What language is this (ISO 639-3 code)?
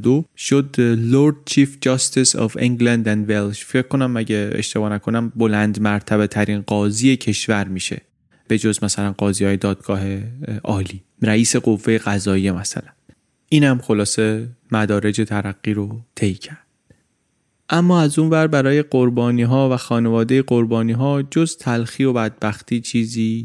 fas